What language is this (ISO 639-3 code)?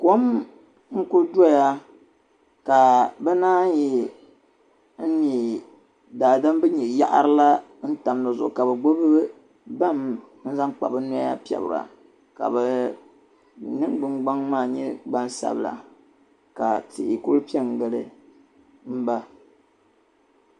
dag